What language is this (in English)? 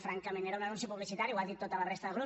Catalan